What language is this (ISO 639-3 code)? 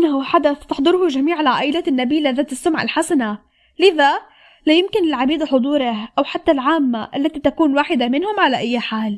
ara